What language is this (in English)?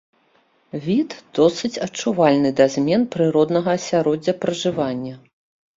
Belarusian